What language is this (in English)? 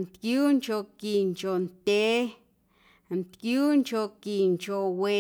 Guerrero Amuzgo